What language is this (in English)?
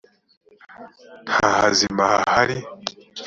Kinyarwanda